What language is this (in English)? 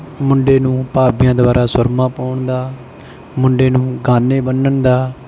Punjabi